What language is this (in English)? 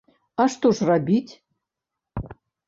Belarusian